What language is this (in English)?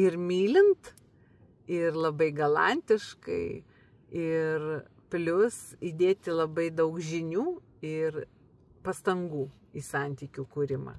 Lithuanian